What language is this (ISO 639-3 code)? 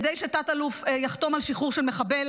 heb